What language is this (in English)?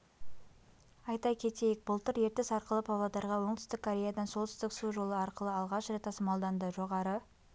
Kazakh